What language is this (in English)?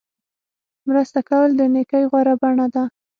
Pashto